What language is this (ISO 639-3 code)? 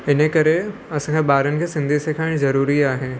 snd